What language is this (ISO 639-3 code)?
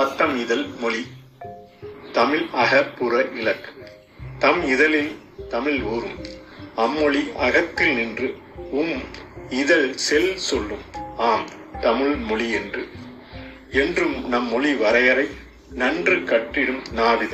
tam